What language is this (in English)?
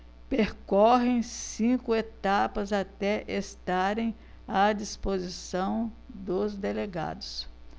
Portuguese